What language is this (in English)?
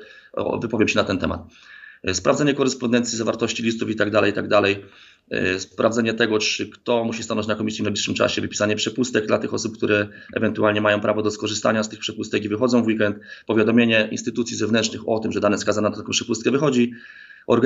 Polish